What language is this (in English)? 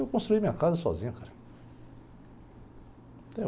Portuguese